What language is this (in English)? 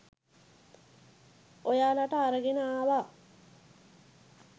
Sinhala